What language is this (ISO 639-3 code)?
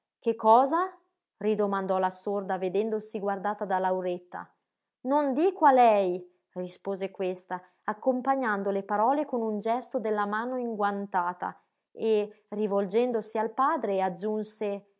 ita